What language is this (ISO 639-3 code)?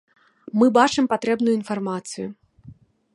bel